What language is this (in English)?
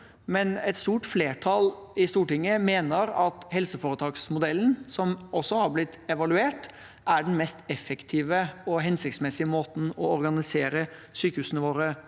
Norwegian